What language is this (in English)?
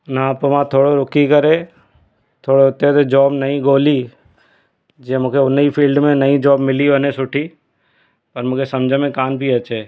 Sindhi